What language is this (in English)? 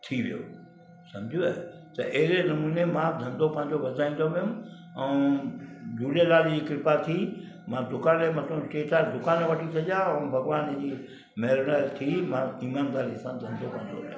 Sindhi